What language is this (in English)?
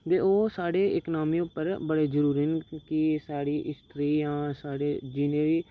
Dogri